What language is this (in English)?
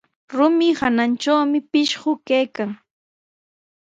Sihuas Ancash Quechua